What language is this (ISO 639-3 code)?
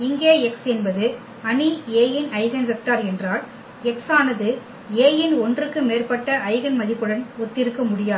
tam